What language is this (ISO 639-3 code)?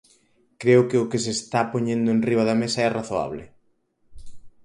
glg